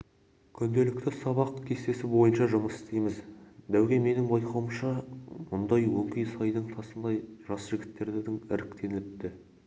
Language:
Kazakh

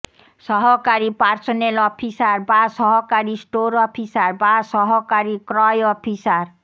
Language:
Bangla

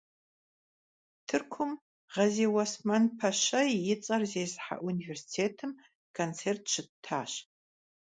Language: Kabardian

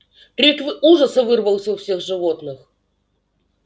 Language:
Russian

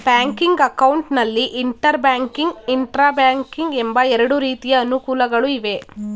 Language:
Kannada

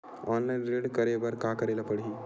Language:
Chhattisgarhi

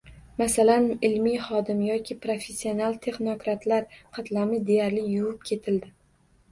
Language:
Uzbek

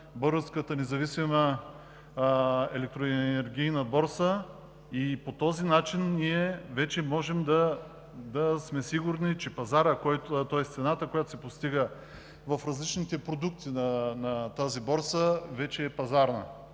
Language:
Bulgarian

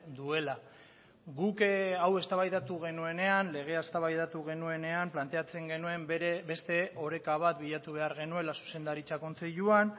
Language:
Basque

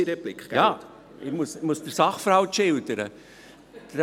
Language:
Swiss German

